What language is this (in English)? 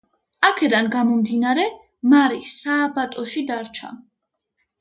Georgian